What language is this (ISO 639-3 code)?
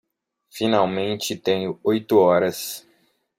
por